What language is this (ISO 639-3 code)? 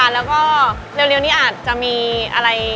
tha